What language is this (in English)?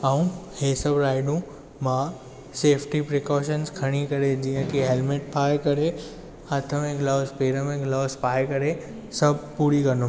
Sindhi